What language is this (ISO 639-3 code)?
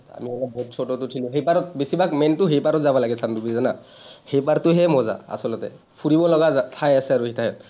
asm